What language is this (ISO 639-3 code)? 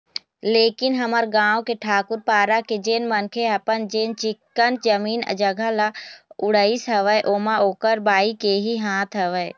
hne